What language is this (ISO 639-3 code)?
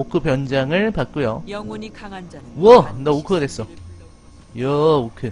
kor